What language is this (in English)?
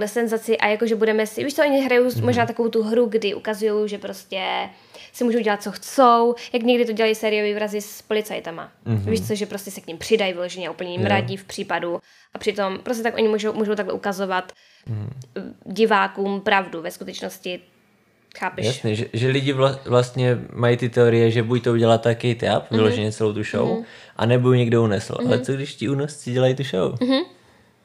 Czech